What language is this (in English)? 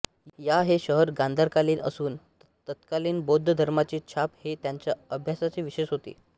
Marathi